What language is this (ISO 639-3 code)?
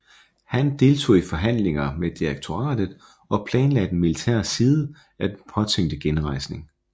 dan